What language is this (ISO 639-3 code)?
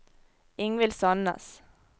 nor